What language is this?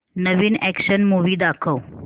Marathi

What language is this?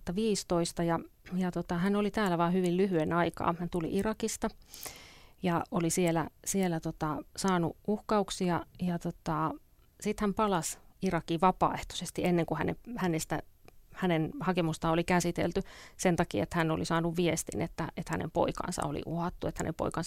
Finnish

